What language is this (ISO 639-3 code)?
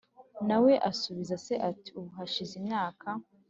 kin